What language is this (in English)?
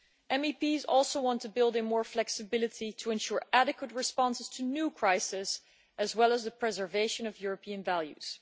English